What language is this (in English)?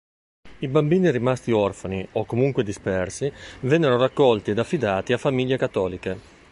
Italian